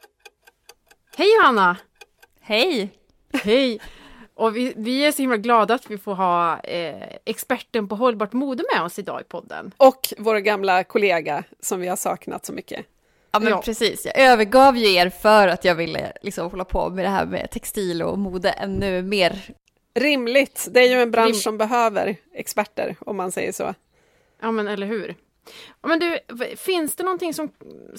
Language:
Swedish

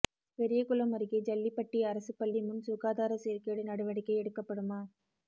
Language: Tamil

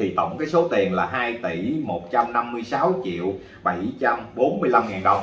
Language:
Vietnamese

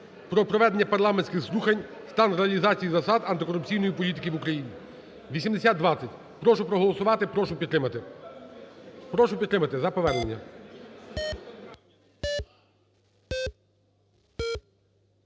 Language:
Ukrainian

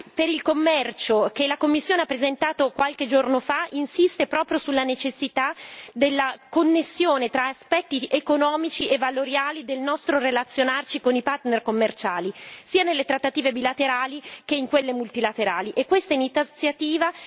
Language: Italian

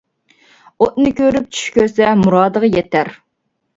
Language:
Uyghur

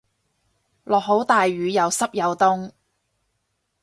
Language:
Cantonese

